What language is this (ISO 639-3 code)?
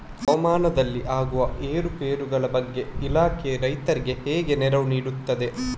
kan